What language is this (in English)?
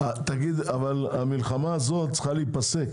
Hebrew